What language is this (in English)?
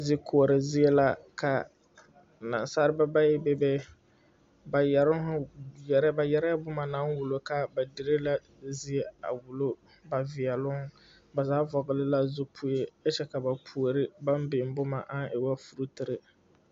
Southern Dagaare